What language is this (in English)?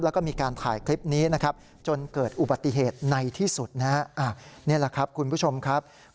Thai